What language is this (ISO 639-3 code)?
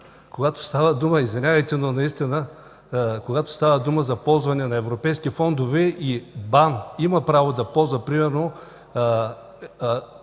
bul